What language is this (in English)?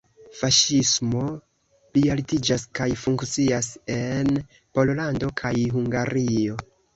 Esperanto